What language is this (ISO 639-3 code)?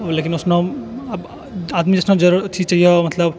mai